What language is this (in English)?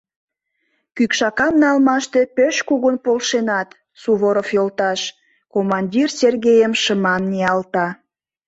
Mari